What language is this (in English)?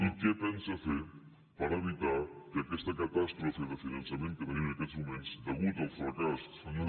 Catalan